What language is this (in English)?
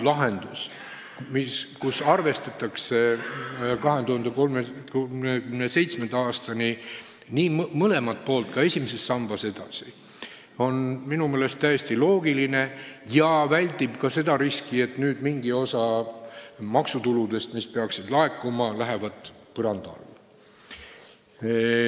Estonian